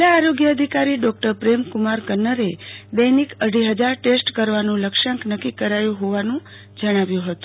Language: Gujarati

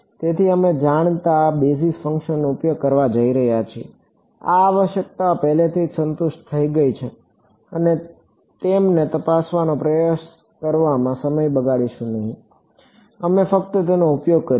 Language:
Gujarati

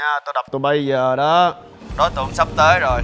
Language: Vietnamese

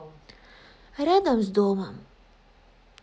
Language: Russian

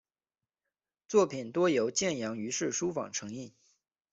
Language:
Chinese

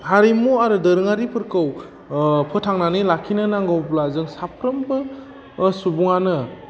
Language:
Bodo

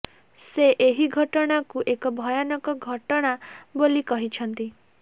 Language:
Odia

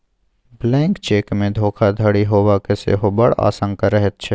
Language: Maithili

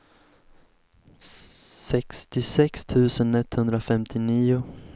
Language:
Swedish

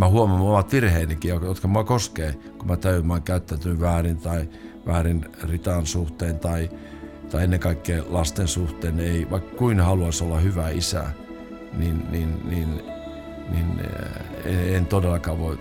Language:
Finnish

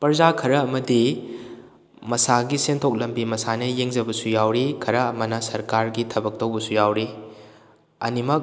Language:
Manipuri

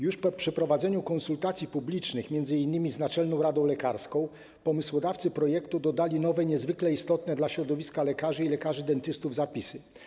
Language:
Polish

